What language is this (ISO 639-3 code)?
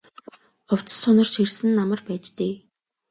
mon